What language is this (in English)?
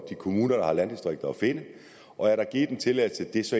Danish